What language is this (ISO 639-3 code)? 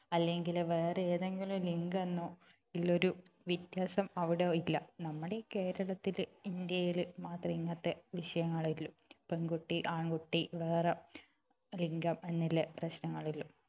mal